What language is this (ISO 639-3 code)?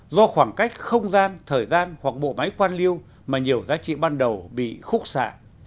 vie